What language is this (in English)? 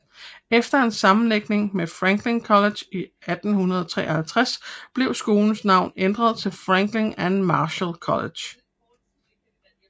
Danish